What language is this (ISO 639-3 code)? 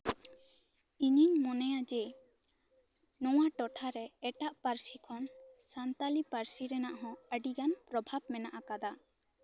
sat